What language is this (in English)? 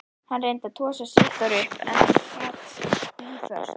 Icelandic